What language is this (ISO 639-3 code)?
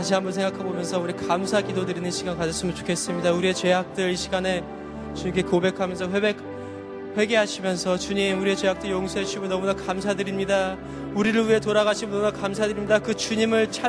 kor